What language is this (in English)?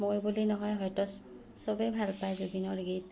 Assamese